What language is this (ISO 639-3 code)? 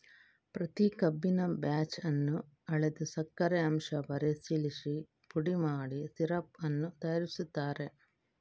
kan